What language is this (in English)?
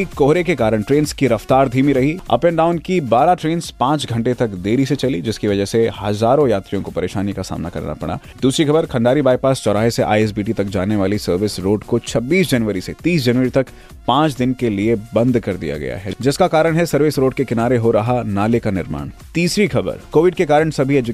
Hindi